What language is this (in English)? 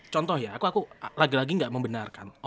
Indonesian